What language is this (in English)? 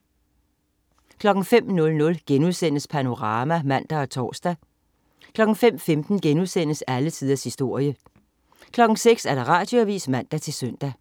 Danish